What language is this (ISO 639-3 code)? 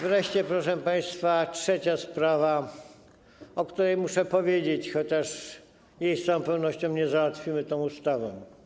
pol